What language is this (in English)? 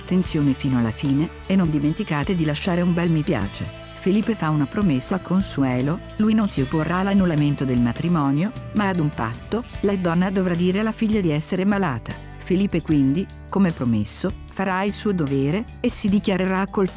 Italian